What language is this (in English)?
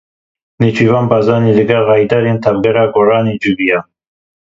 Kurdish